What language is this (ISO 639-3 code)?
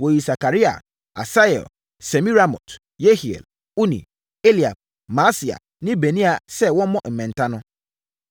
aka